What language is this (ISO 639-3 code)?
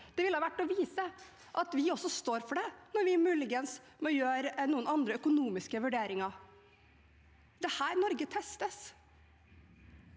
nor